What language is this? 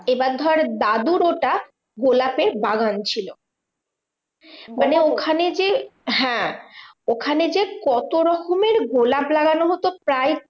Bangla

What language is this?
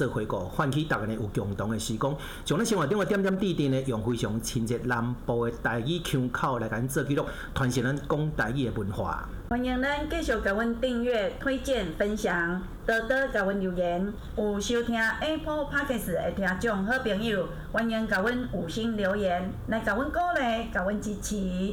Chinese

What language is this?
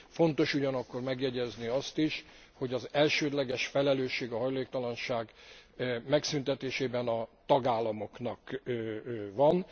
Hungarian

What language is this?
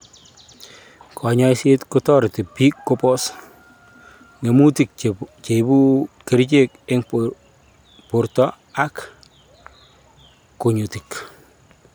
Kalenjin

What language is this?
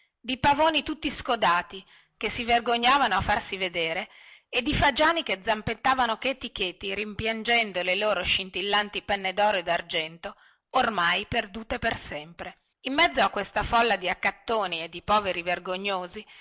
Italian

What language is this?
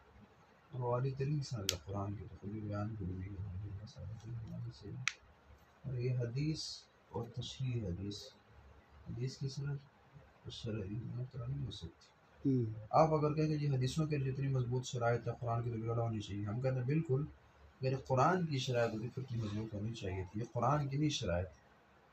Arabic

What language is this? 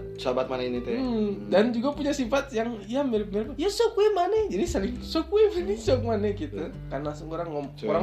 Indonesian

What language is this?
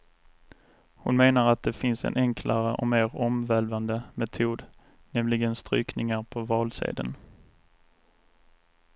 Swedish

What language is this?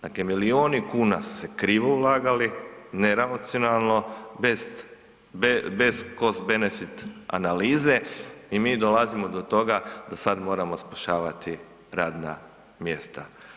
Croatian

